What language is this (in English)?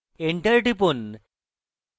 Bangla